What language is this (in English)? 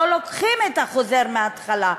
Hebrew